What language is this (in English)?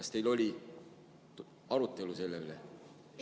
Estonian